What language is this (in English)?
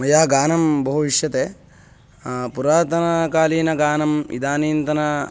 Sanskrit